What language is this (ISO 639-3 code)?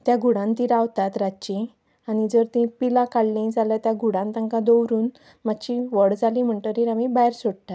kok